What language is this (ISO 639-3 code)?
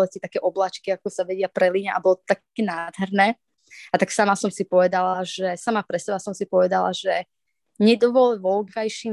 slk